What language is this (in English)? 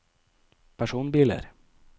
Norwegian